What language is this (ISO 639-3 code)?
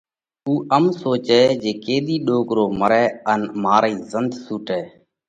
kvx